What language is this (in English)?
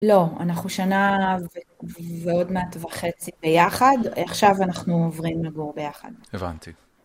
Hebrew